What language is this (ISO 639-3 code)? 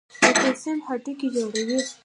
pus